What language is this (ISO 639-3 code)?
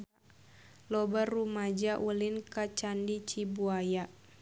sun